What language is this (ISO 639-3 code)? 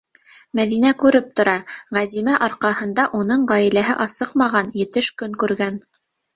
bak